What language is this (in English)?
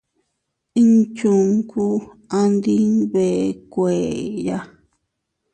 Teutila Cuicatec